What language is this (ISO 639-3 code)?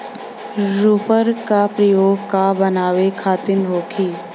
bho